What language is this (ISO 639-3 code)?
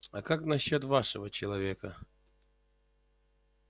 rus